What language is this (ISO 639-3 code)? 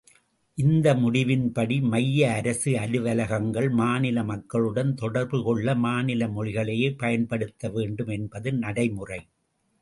tam